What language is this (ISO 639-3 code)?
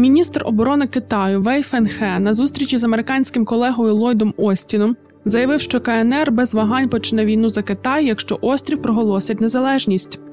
ukr